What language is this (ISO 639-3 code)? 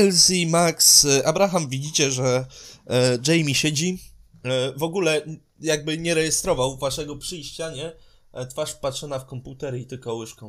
pol